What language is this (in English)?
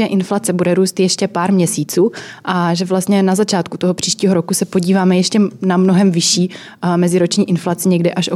Czech